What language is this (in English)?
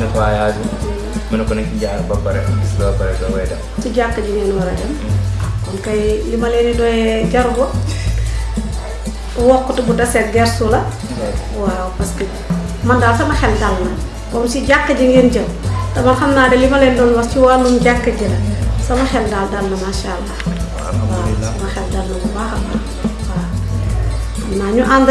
Indonesian